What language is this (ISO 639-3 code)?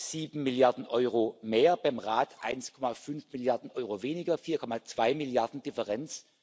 deu